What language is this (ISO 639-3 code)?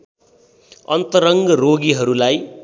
nep